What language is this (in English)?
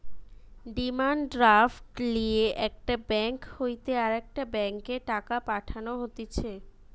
Bangla